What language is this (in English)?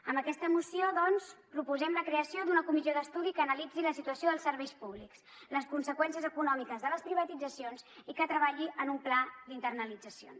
Catalan